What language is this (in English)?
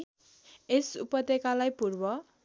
Nepali